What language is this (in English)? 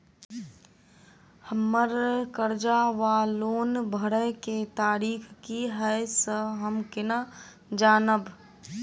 Maithili